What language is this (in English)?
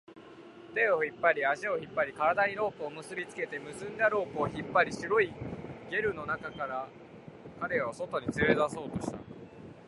Japanese